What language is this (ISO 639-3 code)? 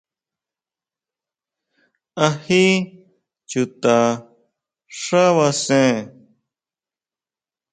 mau